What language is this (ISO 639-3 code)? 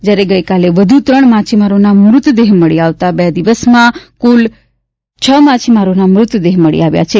guj